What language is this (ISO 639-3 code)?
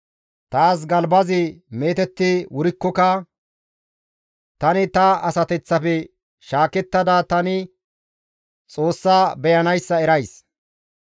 gmv